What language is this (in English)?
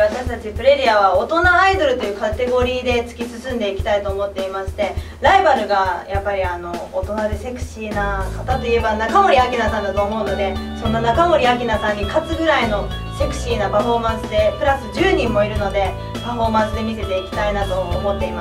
Japanese